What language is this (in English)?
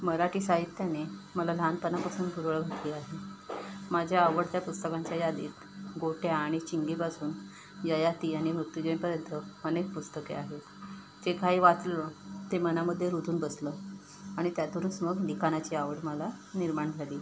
Marathi